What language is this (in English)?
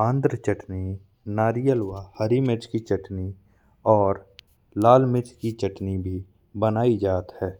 Bundeli